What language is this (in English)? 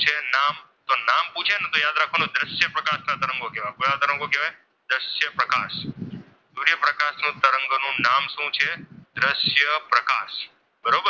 Gujarati